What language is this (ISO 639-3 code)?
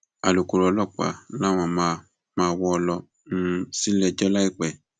yor